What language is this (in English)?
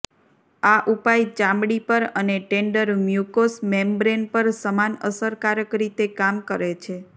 Gujarati